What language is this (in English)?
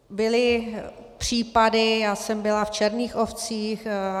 Czech